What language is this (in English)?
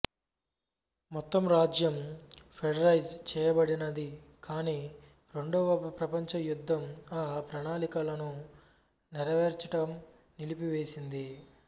Telugu